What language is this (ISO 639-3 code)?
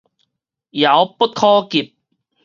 nan